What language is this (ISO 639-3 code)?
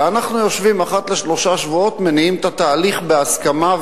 heb